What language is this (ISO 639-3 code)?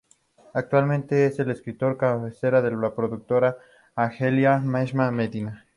spa